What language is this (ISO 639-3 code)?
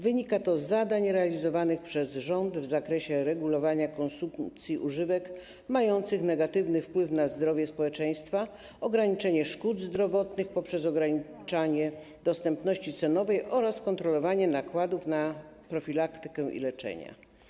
pol